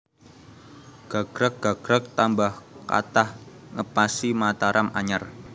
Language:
Javanese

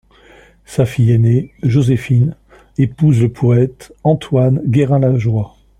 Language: French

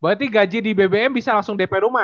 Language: Indonesian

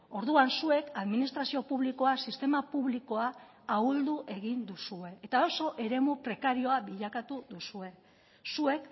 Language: Basque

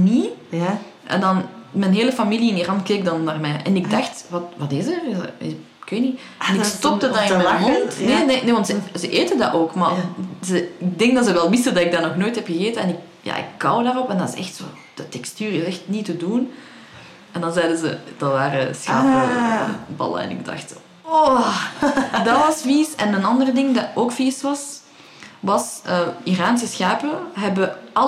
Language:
Dutch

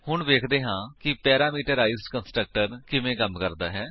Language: Punjabi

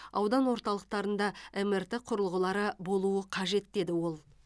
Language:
Kazakh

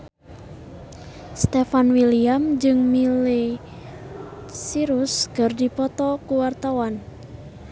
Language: Sundanese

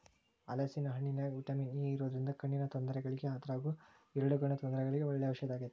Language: Kannada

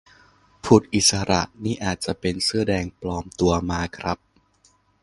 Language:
Thai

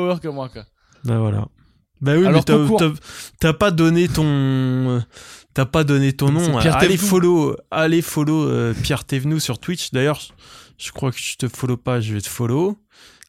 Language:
French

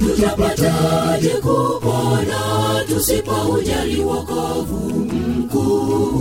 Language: Swahili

